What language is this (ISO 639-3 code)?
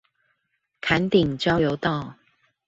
zho